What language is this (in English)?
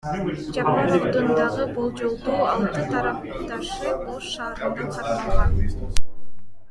Kyrgyz